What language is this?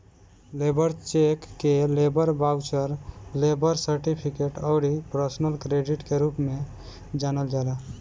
Bhojpuri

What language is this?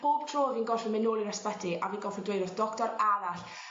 Welsh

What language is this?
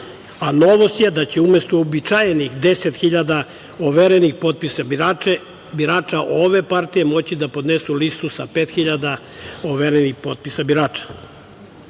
Serbian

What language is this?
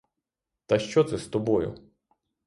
Ukrainian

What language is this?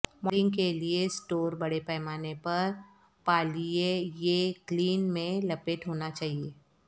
Urdu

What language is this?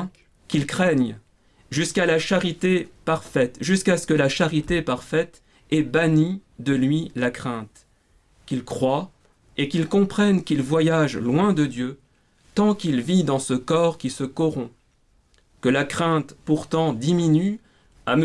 French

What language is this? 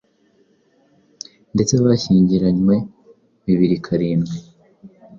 Kinyarwanda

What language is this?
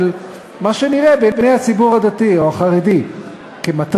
Hebrew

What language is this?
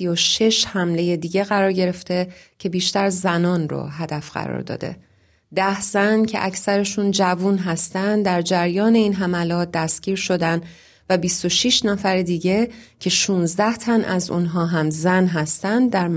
Persian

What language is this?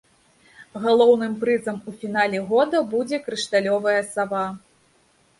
Belarusian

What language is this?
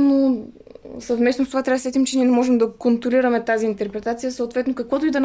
Bulgarian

